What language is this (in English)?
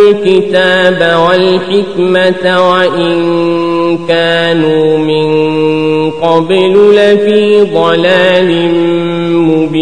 Arabic